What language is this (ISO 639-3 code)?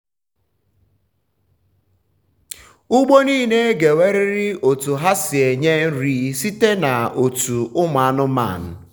ibo